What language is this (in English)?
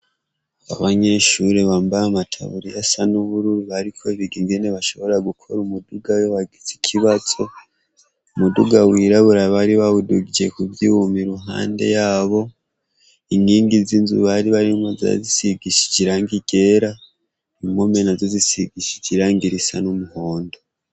Rundi